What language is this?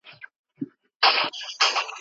Pashto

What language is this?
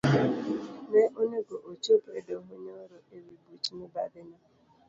Luo (Kenya and Tanzania)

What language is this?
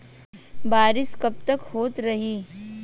Bhojpuri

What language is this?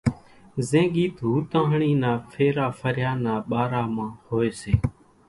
Kachi Koli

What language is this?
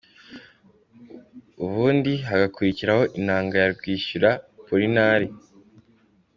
Kinyarwanda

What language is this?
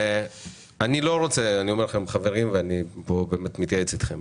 Hebrew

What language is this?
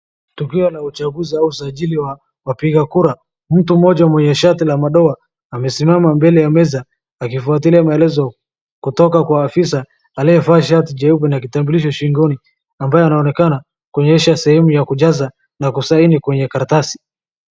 Swahili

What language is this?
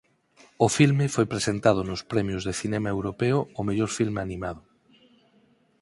Galician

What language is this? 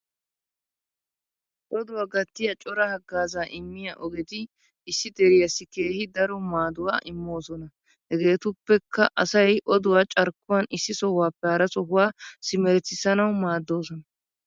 Wolaytta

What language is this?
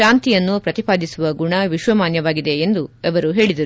Kannada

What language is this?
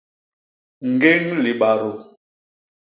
Basaa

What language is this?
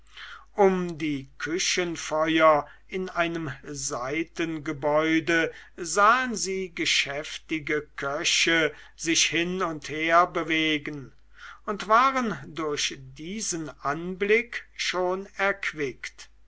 German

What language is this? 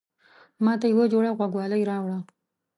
Pashto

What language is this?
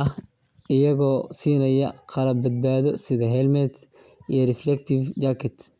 Somali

